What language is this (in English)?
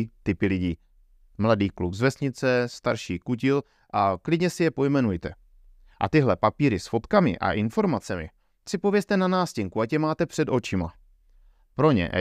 Czech